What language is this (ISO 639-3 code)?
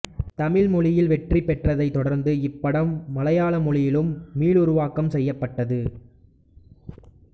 tam